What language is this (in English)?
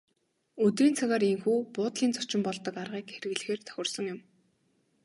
Mongolian